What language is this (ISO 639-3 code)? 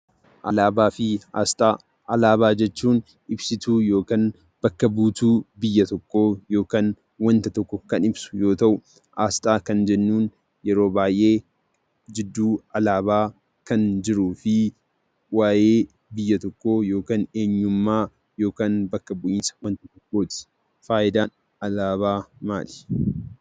orm